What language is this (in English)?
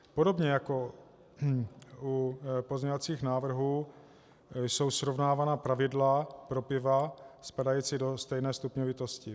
Czech